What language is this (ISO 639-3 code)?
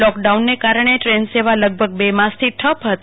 guj